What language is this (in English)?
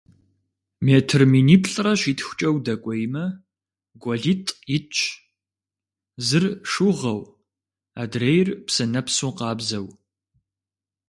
Kabardian